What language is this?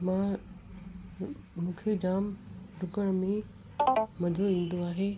Sindhi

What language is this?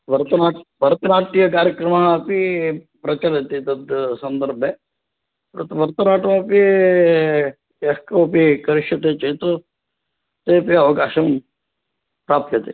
Sanskrit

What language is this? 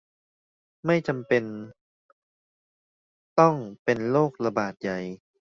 Thai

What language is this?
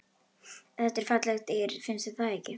Icelandic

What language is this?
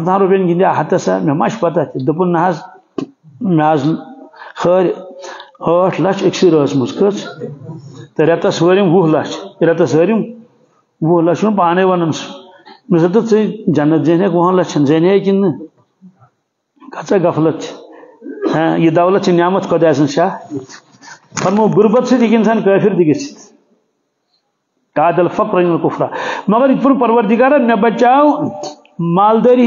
Arabic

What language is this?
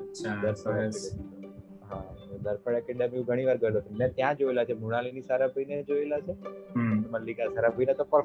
Gujarati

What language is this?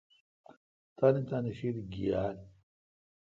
Kalkoti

